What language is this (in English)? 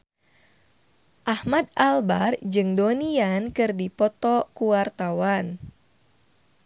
Sundanese